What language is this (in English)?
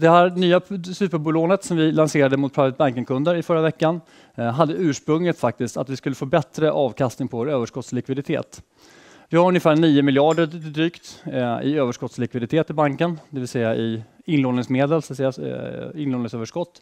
Swedish